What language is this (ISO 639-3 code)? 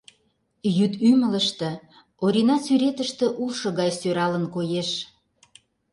chm